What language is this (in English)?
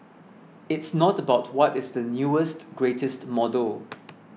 English